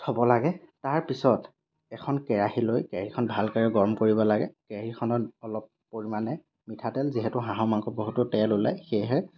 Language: Assamese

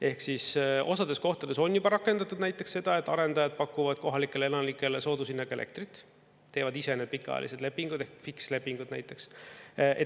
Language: Estonian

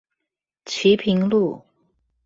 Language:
Chinese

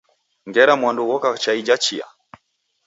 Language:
Taita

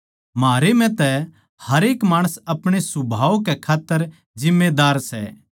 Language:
Haryanvi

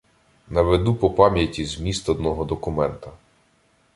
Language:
Ukrainian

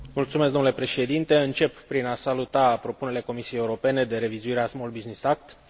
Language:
Romanian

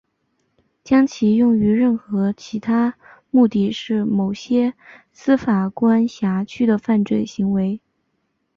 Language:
Chinese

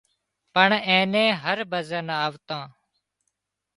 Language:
Wadiyara Koli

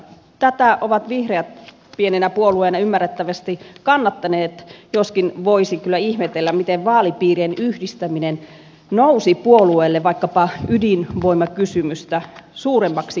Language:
Finnish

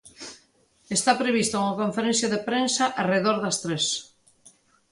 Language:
Galician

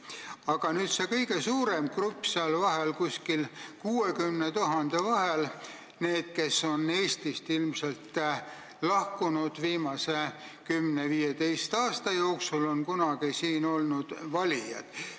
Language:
Estonian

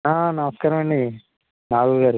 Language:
Telugu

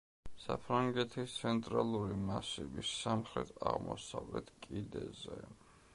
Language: Georgian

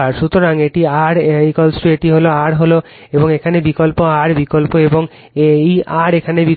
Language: Bangla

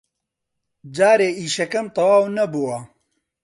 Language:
Central Kurdish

